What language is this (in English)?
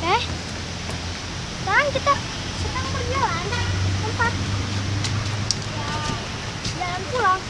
Indonesian